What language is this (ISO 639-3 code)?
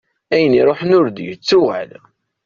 kab